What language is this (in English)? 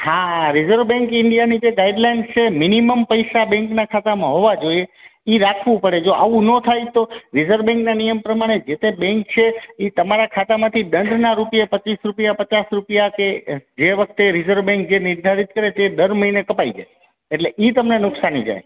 Gujarati